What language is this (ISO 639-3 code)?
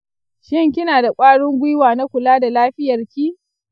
hau